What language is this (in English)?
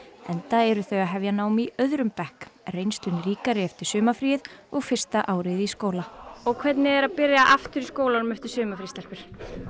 Icelandic